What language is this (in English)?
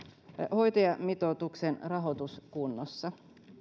Finnish